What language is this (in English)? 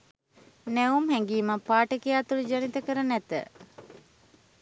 Sinhala